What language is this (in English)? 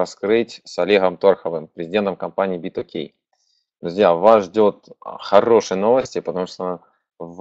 Russian